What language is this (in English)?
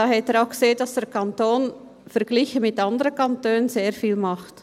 Swiss German